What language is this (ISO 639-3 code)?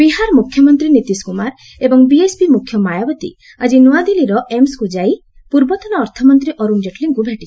ori